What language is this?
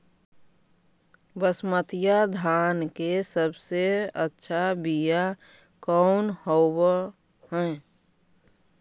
Magahi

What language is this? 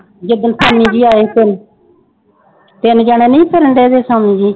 Punjabi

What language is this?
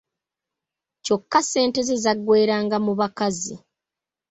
Ganda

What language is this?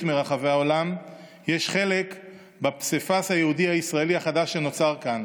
Hebrew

